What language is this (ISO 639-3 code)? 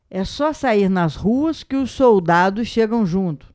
por